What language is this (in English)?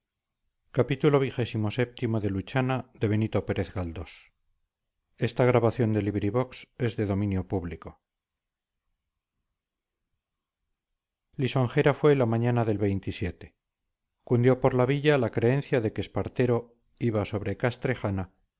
Spanish